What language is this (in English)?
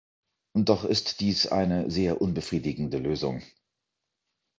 German